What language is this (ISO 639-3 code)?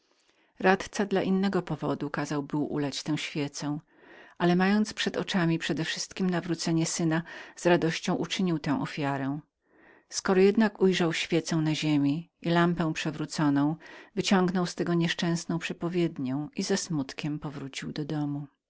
pol